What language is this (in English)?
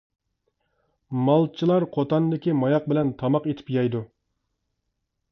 Uyghur